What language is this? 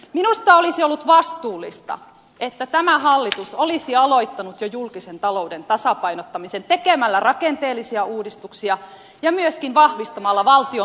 Finnish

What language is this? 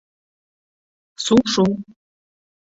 Bashkir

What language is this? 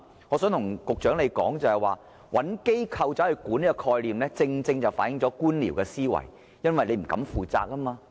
Cantonese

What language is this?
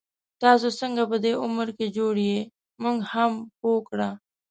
Pashto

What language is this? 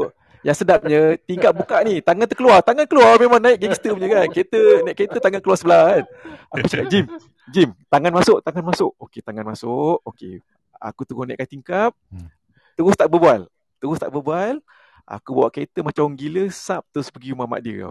Malay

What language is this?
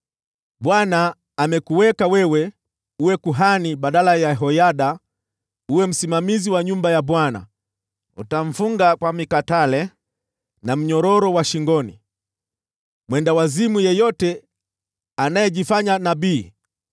Swahili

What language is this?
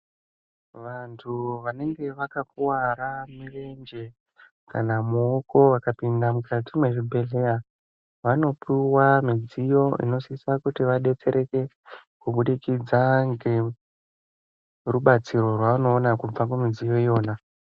Ndau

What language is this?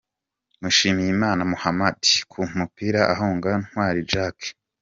Kinyarwanda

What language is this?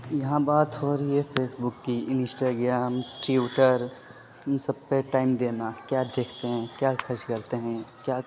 Urdu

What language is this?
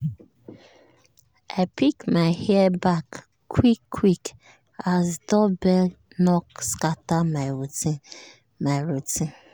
Nigerian Pidgin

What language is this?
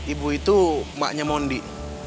Indonesian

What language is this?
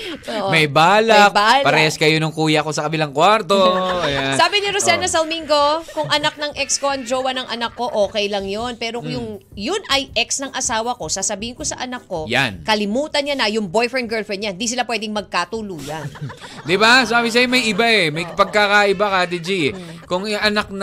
Filipino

